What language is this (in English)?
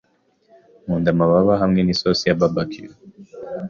Kinyarwanda